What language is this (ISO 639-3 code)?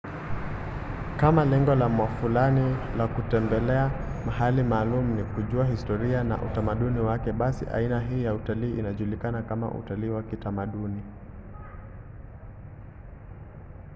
swa